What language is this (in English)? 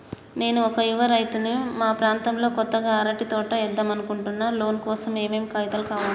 Telugu